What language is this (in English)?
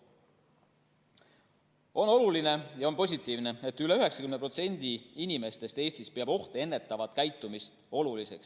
Estonian